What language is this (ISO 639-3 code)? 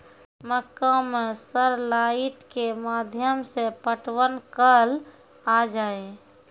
mai